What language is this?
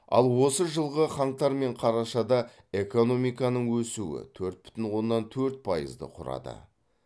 Kazakh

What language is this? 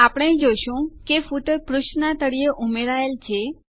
Gujarati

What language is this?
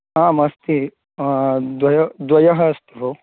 Sanskrit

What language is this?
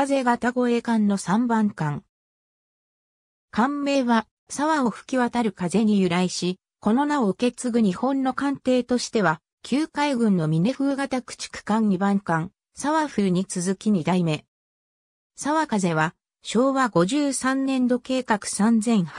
Japanese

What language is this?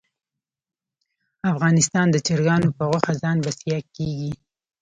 Pashto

